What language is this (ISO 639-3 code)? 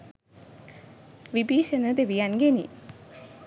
sin